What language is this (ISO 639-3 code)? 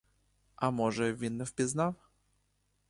ukr